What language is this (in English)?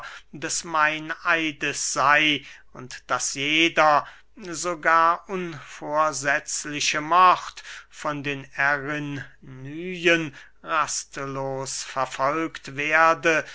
German